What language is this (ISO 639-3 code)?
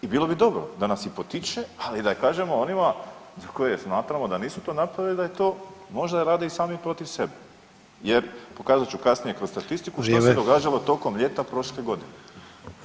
hrv